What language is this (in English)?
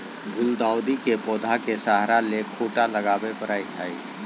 Magahi